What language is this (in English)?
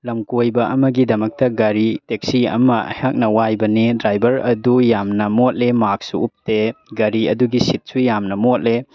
Manipuri